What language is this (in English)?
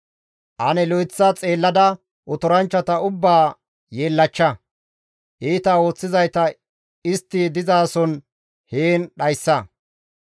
Gamo